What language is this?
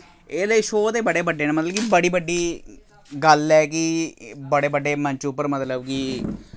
Dogri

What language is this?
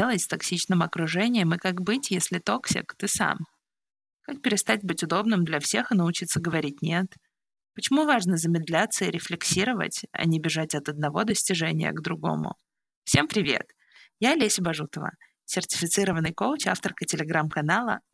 Russian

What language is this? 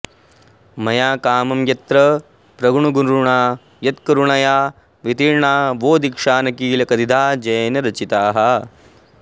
Sanskrit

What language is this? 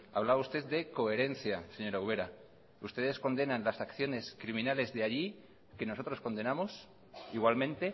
Spanish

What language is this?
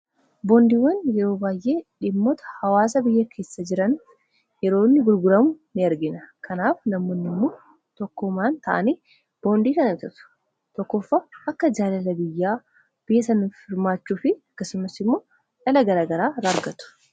Oromo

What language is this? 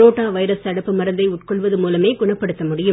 Tamil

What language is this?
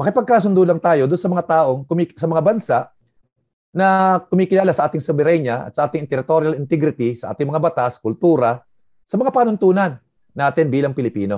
Filipino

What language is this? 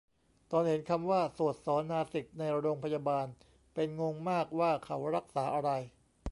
Thai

